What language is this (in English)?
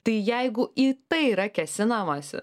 Lithuanian